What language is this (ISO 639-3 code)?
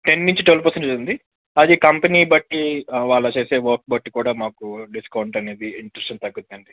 tel